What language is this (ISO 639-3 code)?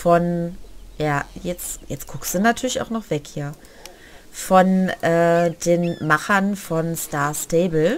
deu